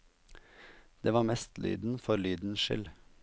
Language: Norwegian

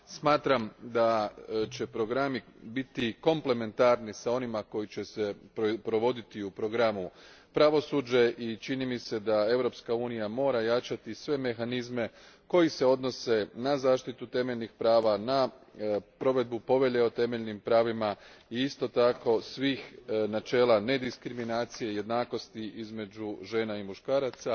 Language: Croatian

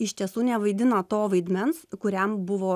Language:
Lithuanian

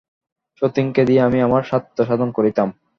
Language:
Bangla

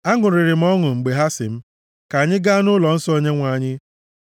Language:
Igbo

